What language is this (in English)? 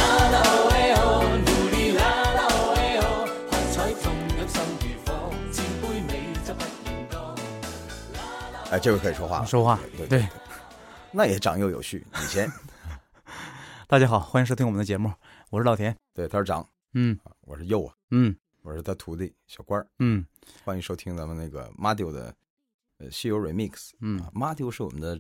Chinese